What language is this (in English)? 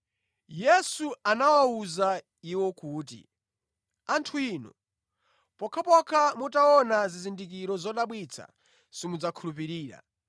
Nyanja